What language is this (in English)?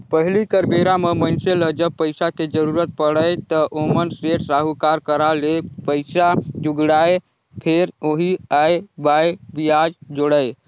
Chhattisgarhi